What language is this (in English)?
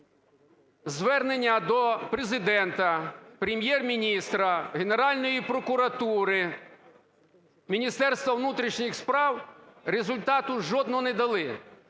Ukrainian